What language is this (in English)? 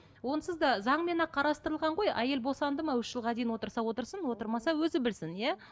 Kazakh